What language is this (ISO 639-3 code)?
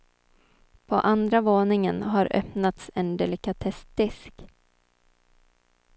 swe